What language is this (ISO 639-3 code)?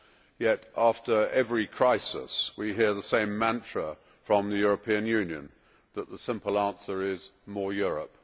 eng